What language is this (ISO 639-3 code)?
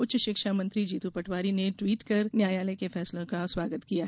hin